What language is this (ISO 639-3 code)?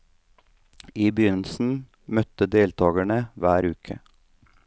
nor